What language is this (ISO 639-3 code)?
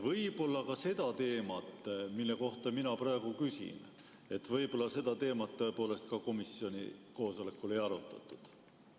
est